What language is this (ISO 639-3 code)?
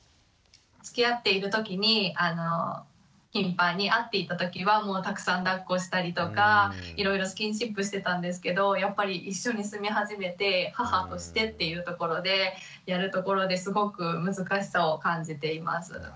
jpn